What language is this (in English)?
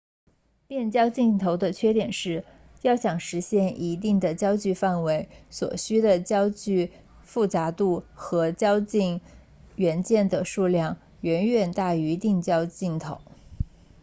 Chinese